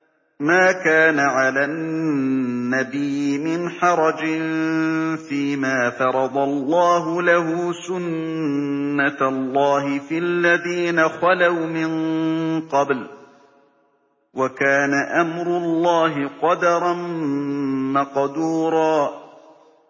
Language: Arabic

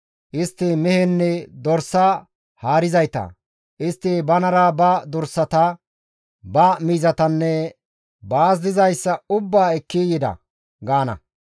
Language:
Gamo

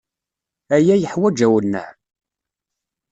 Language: Kabyle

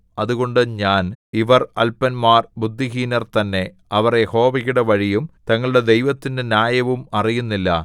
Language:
Malayalam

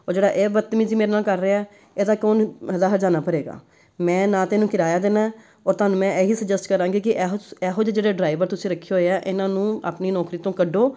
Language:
Punjabi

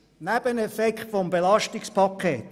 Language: Swiss German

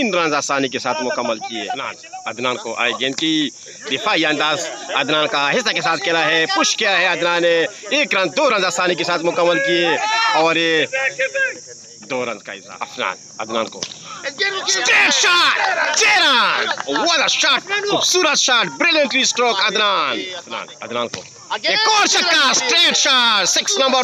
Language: Arabic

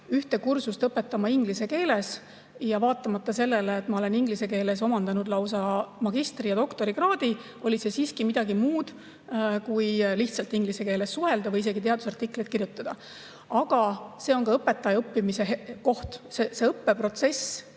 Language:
Estonian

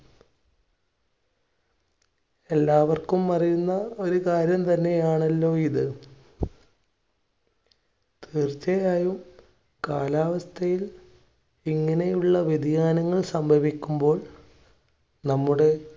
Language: Malayalam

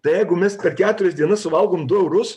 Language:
Lithuanian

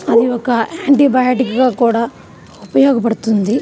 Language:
Telugu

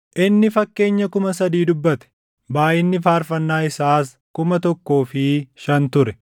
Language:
Oromo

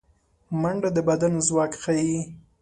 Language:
Pashto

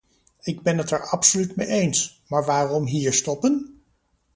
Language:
Dutch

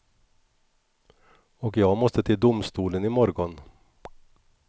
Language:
Swedish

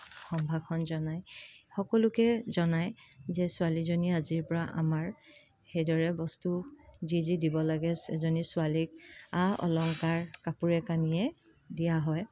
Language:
Assamese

